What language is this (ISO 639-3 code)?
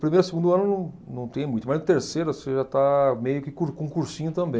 por